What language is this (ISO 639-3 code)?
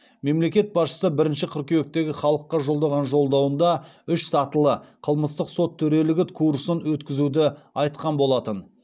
kaz